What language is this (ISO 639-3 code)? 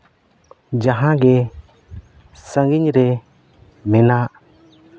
sat